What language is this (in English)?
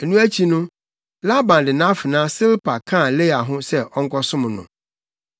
Akan